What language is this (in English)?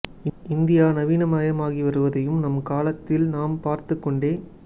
Tamil